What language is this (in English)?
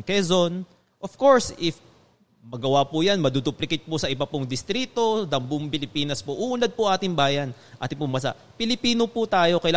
Filipino